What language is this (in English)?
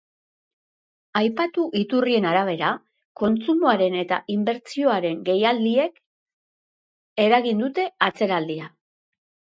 Basque